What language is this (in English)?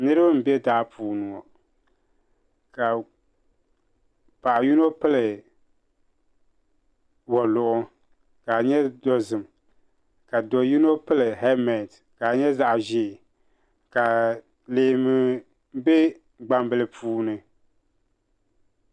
Dagbani